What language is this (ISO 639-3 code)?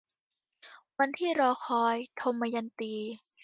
tha